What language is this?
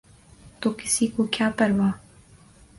Urdu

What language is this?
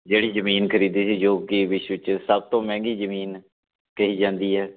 Punjabi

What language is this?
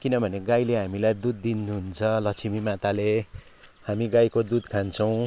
Nepali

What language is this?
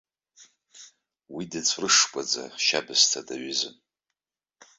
Abkhazian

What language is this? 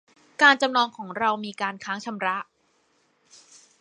Thai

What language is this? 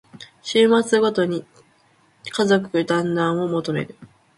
Japanese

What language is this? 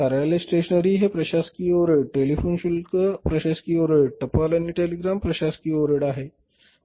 Marathi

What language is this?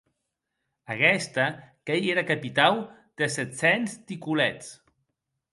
Occitan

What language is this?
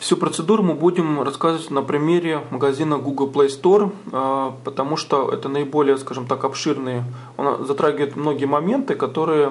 Russian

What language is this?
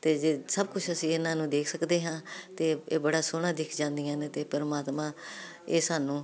Punjabi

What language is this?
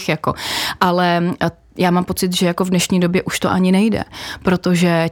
Czech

